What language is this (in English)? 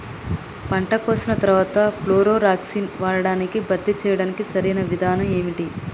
Telugu